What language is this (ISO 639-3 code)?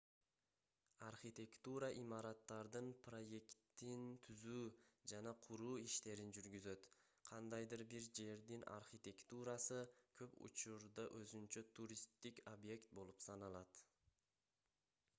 kir